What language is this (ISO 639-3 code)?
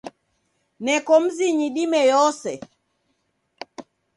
dav